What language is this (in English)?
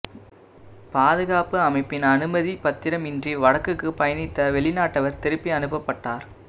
Tamil